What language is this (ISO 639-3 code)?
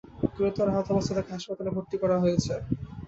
ben